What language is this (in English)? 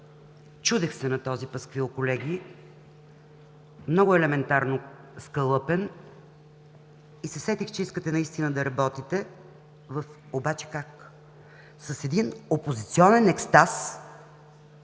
Bulgarian